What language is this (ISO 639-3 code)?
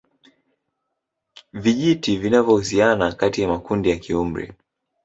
swa